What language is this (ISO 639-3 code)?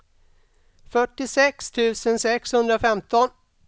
swe